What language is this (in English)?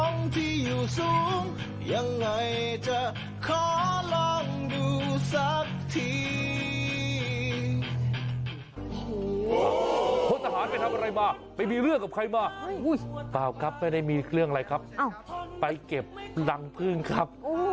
Thai